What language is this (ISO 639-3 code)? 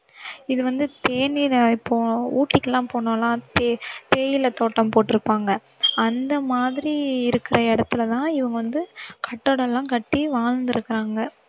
tam